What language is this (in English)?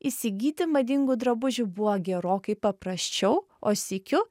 Lithuanian